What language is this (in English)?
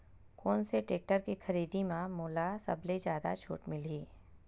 Chhattisgarhi